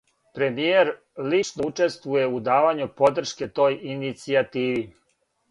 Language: Serbian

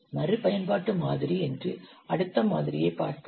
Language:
Tamil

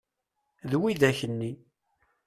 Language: Kabyle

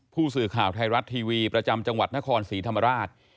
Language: Thai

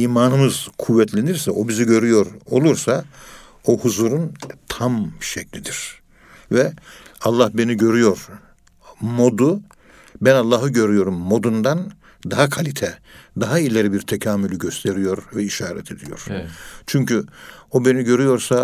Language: Turkish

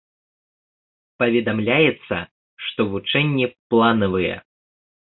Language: Belarusian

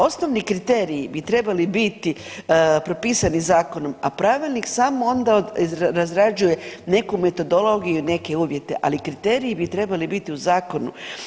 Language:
Croatian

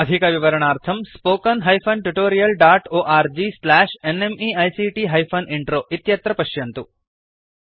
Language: Sanskrit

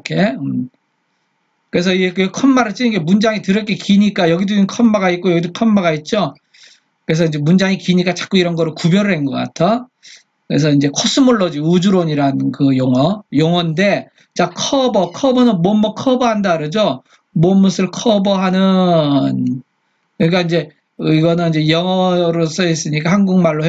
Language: Korean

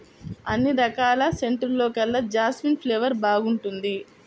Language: Telugu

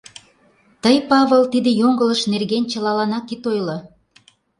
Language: Mari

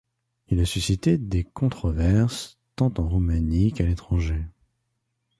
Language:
French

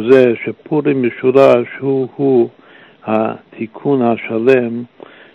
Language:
Hebrew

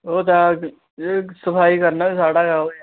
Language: Dogri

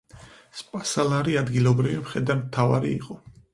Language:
Georgian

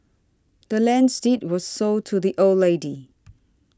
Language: English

